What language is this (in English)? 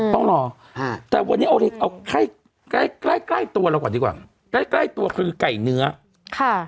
Thai